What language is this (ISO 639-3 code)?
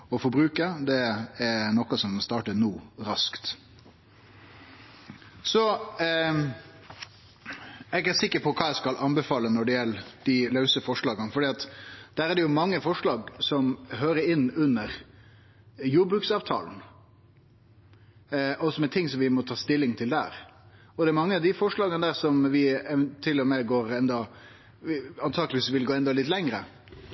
nno